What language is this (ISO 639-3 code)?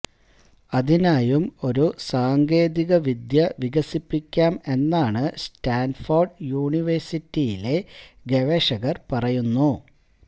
mal